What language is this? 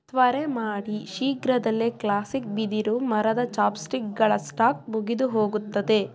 Kannada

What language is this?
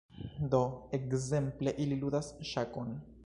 Esperanto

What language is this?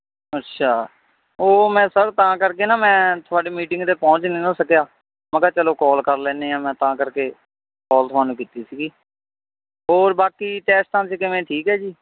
Punjabi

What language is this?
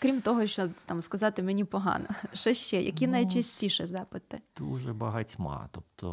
Ukrainian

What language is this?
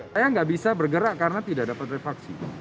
Indonesian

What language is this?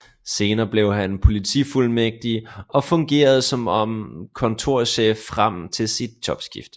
Danish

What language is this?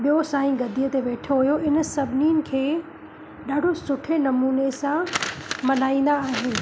Sindhi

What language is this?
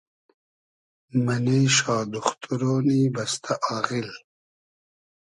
Hazaragi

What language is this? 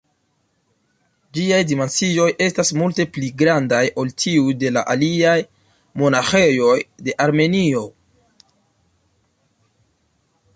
Esperanto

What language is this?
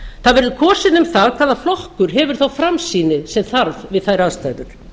Icelandic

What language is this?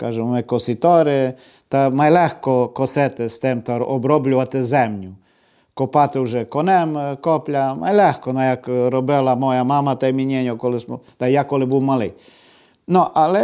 Ukrainian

